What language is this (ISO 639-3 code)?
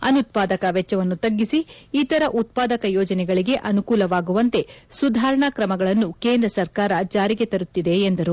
kan